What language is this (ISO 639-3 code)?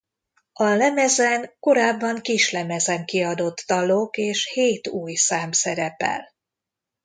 hun